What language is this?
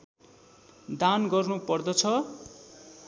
Nepali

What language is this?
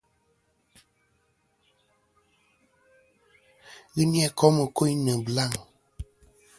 Kom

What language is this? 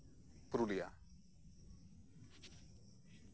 Santali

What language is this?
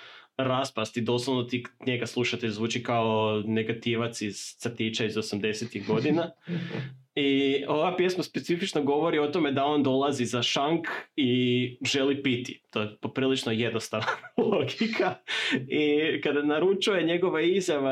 Croatian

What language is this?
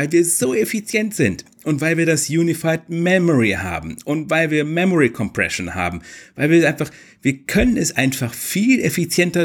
German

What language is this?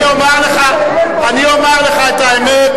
Hebrew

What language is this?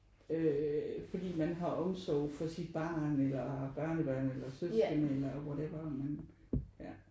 Danish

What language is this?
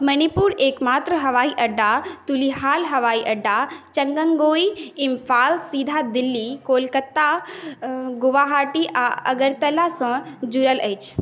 Maithili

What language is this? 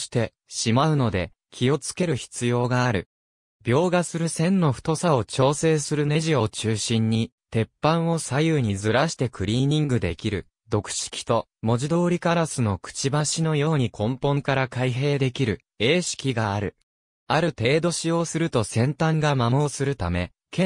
Japanese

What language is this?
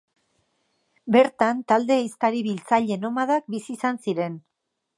Basque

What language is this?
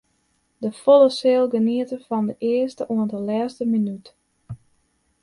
Western Frisian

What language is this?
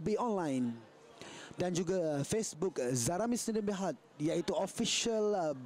Malay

